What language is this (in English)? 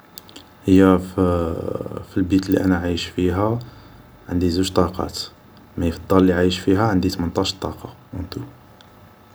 Algerian Arabic